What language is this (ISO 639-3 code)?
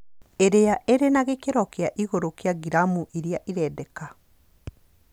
kik